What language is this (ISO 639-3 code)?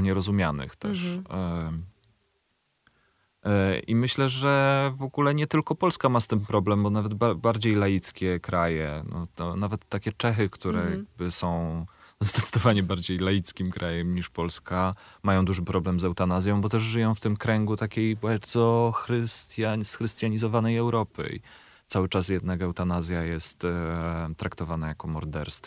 pol